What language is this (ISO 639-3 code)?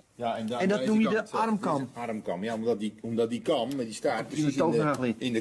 nld